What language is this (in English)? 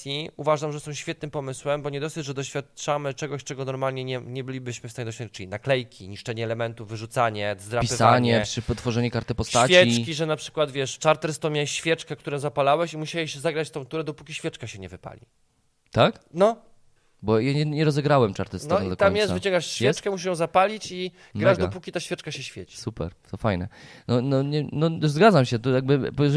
Polish